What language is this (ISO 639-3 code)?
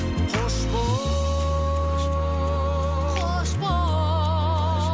kaz